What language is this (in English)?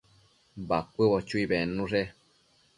Matsés